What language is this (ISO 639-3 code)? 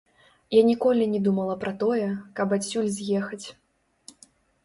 bel